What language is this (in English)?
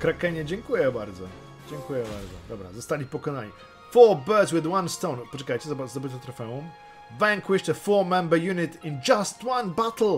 Polish